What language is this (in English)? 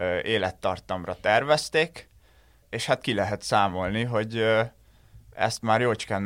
Hungarian